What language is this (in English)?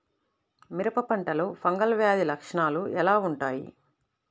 Telugu